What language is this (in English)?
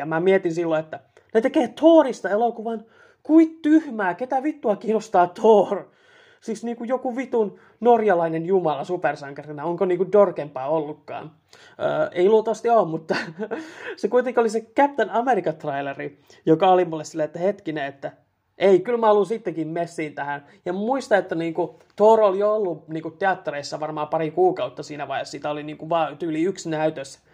Finnish